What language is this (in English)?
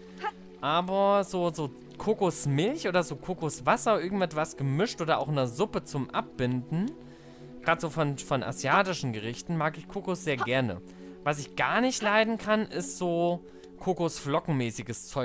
German